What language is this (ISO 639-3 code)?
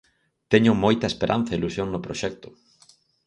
glg